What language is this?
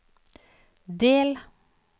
Norwegian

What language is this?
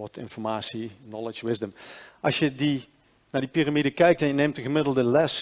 Dutch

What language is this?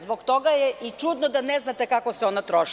Serbian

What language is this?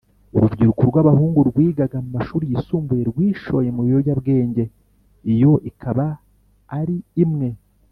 Kinyarwanda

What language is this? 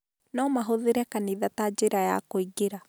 Kikuyu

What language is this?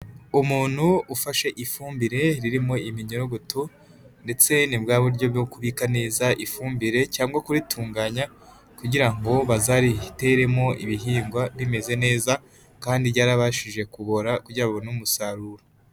Kinyarwanda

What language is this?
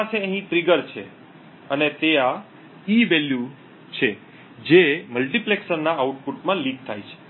Gujarati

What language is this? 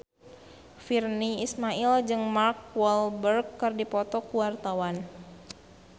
Sundanese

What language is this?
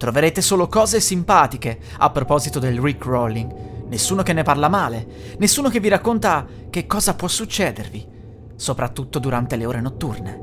Italian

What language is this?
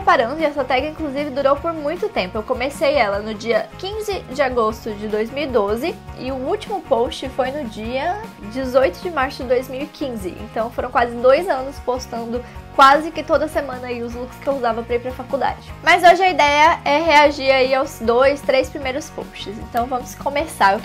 Portuguese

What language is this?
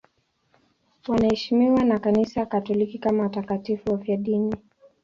Swahili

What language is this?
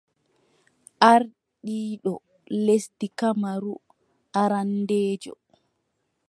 Adamawa Fulfulde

